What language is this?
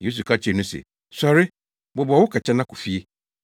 Akan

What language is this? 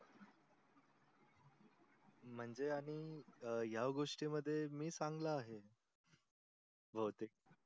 Marathi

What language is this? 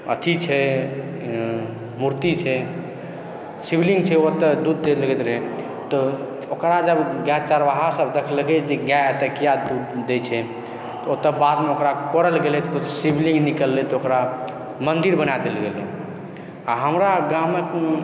Maithili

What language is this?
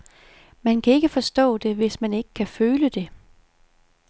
Danish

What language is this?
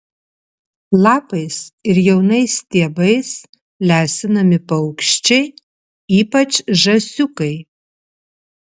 Lithuanian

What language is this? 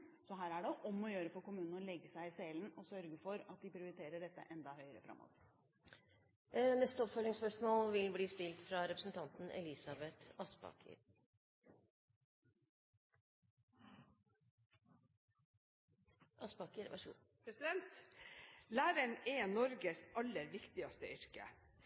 Norwegian Bokmål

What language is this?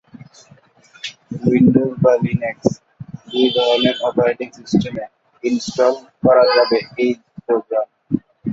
Bangla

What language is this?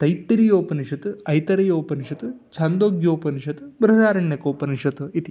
Sanskrit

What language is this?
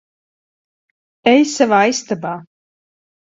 Latvian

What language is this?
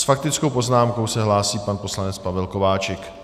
Czech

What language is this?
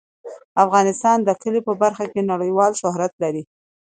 Pashto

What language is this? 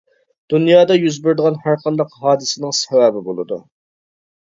Uyghur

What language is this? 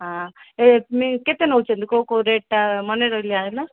Odia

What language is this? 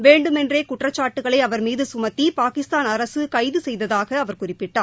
Tamil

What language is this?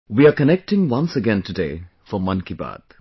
English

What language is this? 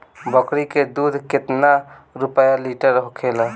Bhojpuri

